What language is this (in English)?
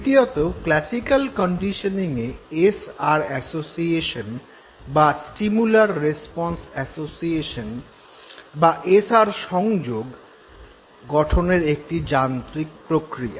Bangla